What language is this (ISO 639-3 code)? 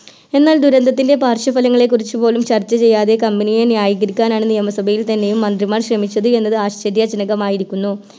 mal